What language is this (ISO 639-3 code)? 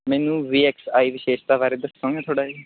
pan